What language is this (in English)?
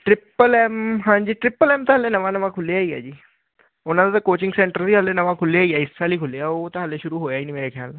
Punjabi